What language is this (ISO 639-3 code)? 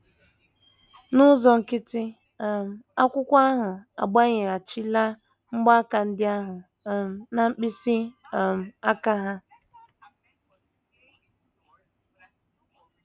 ibo